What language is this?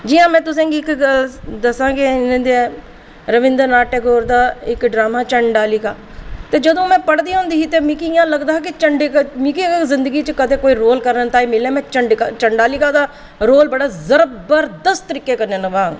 Dogri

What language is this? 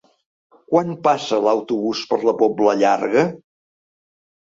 Catalan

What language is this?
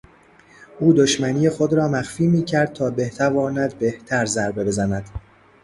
Persian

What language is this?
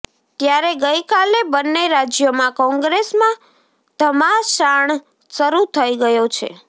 Gujarati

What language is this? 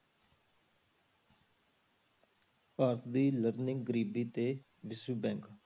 Punjabi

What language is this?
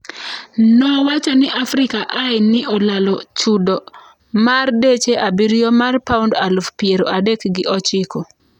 Luo (Kenya and Tanzania)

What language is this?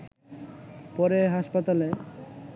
Bangla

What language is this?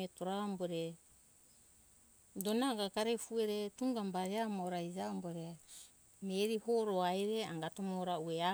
Hunjara-Kaina Ke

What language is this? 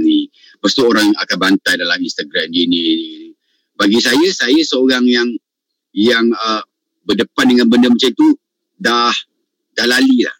Malay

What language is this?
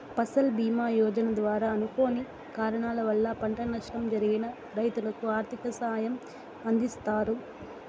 Telugu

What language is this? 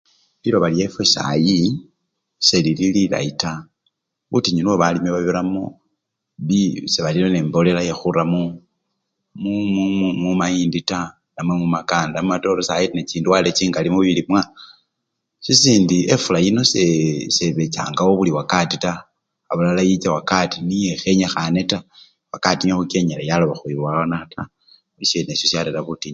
Luyia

